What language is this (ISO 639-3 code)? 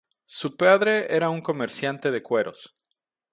spa